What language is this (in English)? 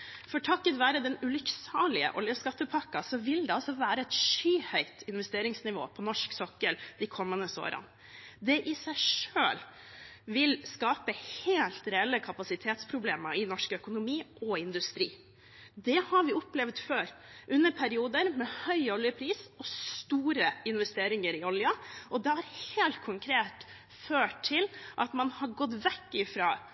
Norwegian Bokmål